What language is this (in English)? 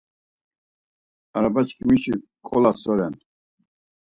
Laz